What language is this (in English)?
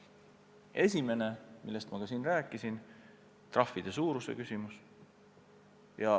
Estonian